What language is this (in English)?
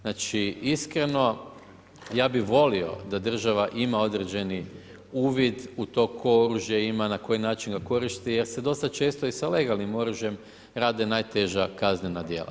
Croatian